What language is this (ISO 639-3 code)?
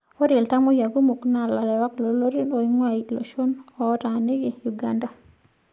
mas